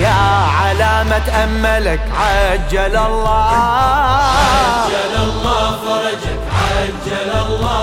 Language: Arabic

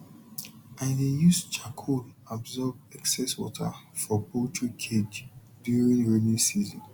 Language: Nigerian Pidgin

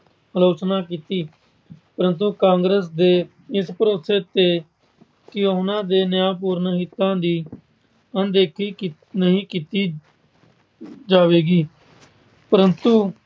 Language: Punjabi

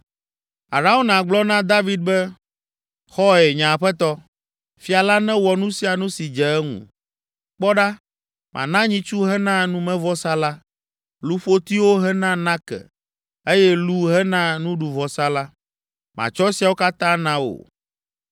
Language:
Ewe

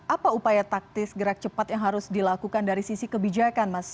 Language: Indonesian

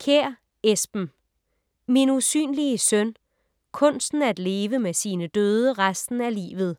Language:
Danish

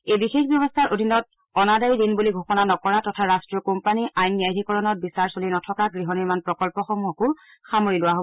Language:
Assamese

